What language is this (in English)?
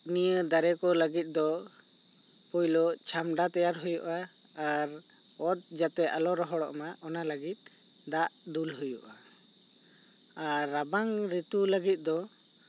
Santali